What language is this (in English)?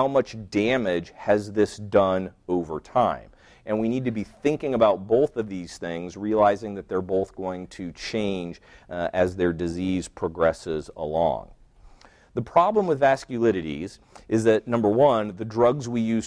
English